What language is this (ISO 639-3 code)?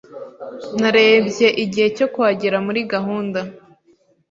kin